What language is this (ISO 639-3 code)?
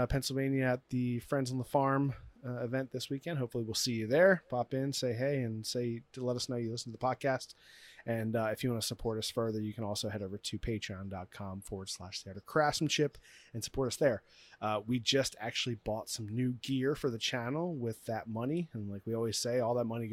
eng